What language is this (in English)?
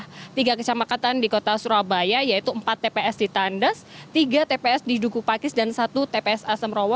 Indonesian